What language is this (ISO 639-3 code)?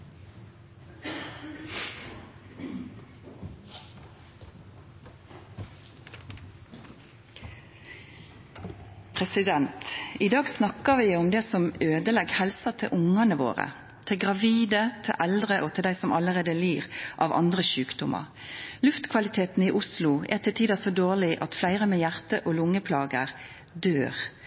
nor